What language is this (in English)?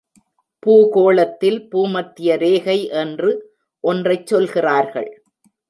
Tamil